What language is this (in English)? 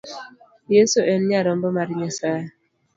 Luo (Kenya and Tanzania)